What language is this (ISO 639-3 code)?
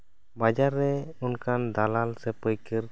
sat